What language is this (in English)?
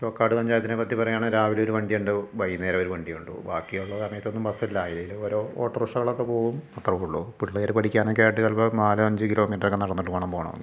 Malayalam